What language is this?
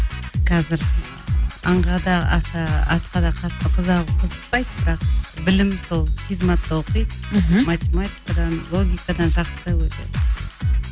Kazakh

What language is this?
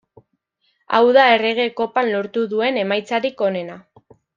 Basque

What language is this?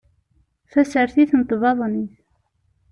Kabyle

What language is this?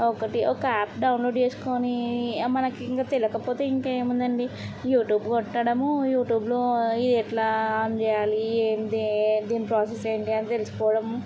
Telugu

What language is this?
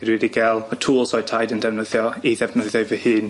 Welsh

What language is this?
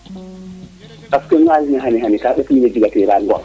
Serer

